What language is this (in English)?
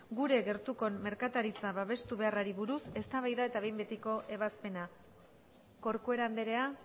Basque